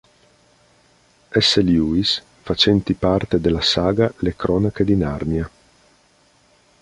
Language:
Italian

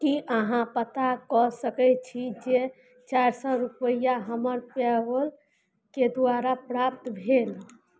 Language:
Maithili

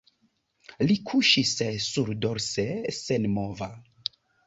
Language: Esperanto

